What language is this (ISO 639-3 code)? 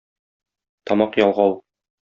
tat